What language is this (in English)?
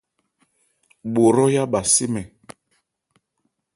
Ebrié